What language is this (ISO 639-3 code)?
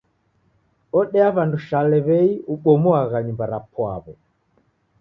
dav